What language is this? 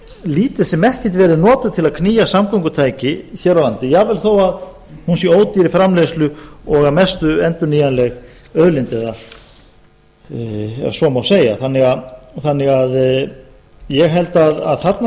Icelandic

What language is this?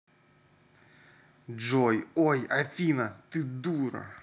Russian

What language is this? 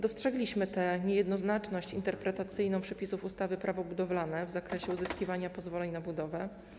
Polish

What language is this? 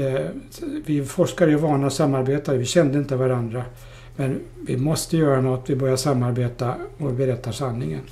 Swedish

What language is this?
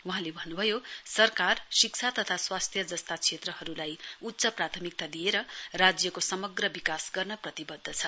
Nepali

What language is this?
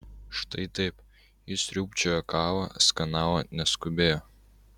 Lithuanian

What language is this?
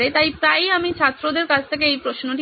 Bangla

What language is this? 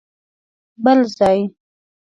Pashto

